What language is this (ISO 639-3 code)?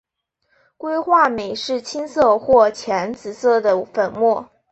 zho